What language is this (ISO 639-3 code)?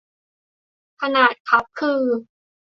tha